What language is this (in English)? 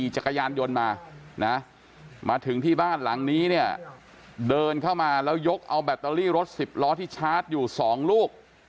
Thai